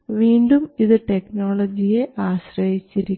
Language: Malayalam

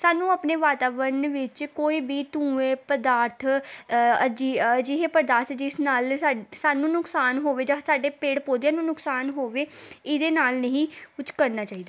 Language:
Punjabi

